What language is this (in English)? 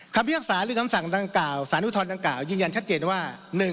Thai